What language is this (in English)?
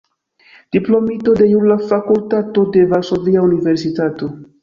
Esperanto